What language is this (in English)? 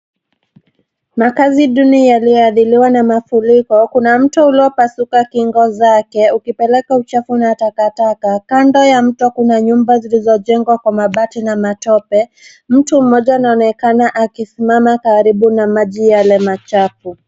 Swahili